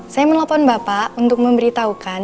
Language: Indonesian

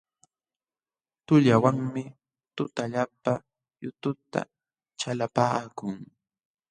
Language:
Jauja Wanca Quechua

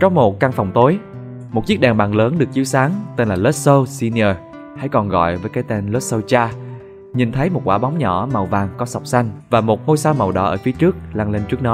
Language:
Vietnamese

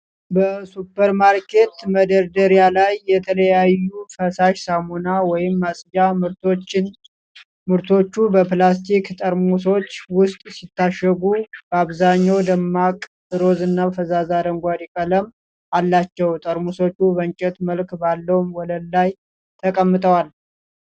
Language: Amharic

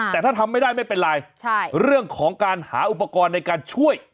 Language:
Thai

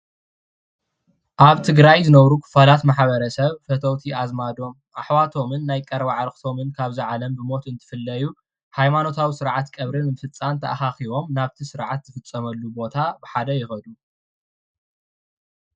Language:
Tigrinya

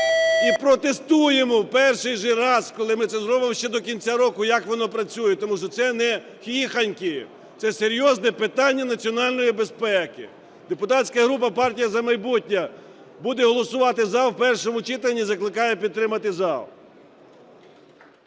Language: Ukrainian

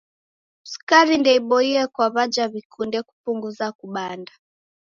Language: Taita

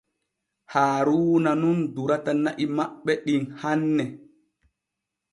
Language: Borgu Fulfulde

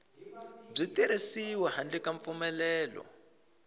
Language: Tsonga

